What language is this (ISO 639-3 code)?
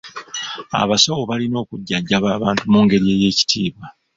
lug